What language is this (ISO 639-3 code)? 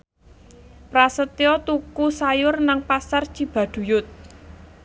jav